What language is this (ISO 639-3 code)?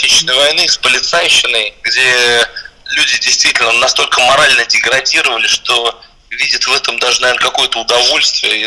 rus